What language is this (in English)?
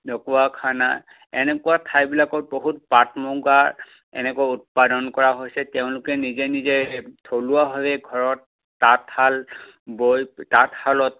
Assamese